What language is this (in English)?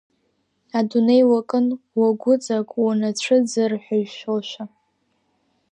Abkhazian